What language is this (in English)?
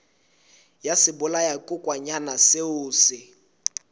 Southern Sotho